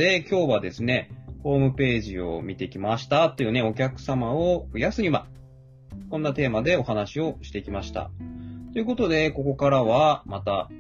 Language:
Japanese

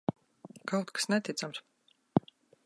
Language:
Latvian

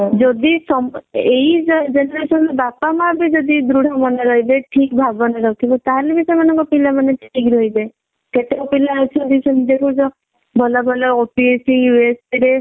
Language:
Odia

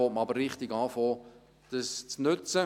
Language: Swiss German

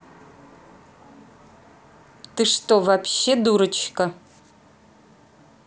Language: Russian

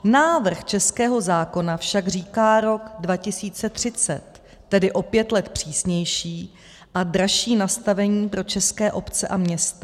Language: Czech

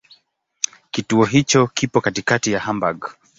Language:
Swahili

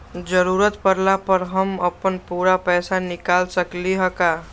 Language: Magahi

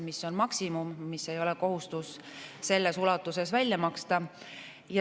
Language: Estonian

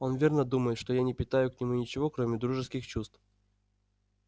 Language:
Russian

